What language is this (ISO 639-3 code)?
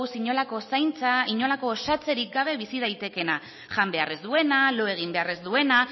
eus